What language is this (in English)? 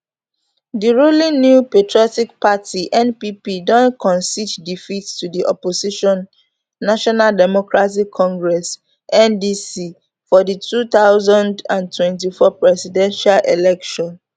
Nigerian Pidgin